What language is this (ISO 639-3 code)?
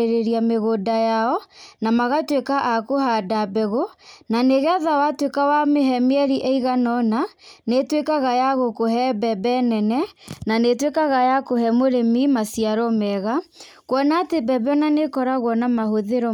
kik